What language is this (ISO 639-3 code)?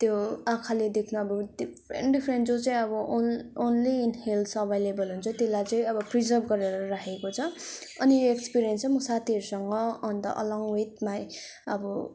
nep